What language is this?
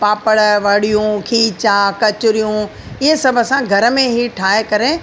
Sindhi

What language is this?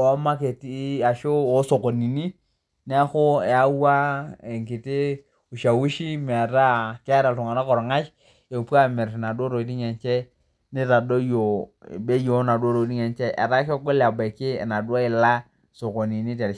Masai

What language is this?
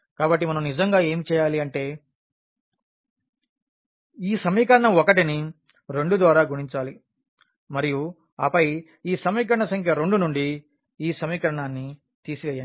Telugu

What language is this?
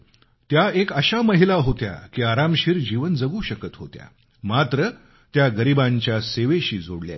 Marathi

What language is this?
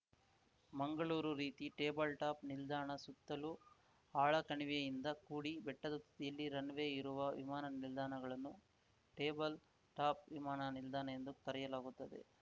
Kannada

